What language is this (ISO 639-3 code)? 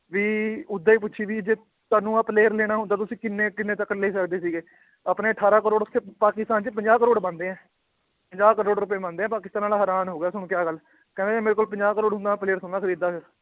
pan